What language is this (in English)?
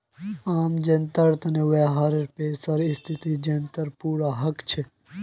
Magahi